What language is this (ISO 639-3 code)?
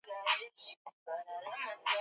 swa